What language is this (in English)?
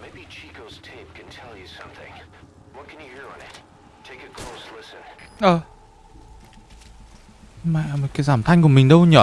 Vietnamese